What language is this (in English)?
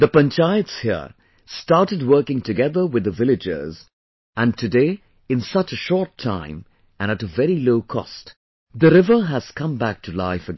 English